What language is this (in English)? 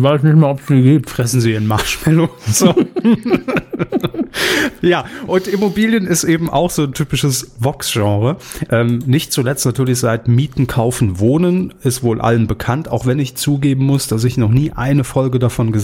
German